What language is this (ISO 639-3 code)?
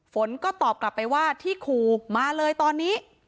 tha